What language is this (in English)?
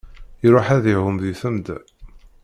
Kabyle